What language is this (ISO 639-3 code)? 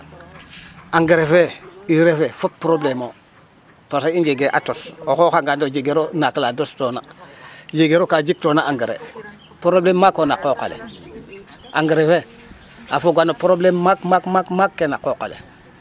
srr